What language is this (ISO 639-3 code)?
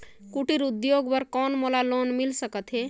hne